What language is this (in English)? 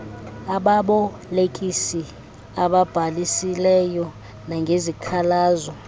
Xhosa